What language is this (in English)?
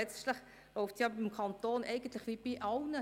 Swiss German